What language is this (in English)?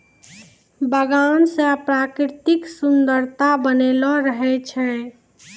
Maithili